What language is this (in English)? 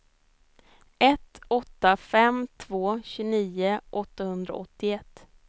Swedish